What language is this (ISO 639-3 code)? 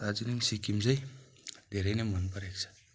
nep